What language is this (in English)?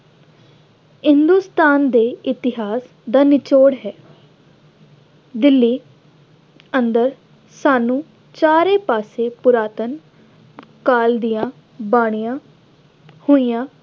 Punjabi